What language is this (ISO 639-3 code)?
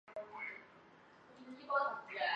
zho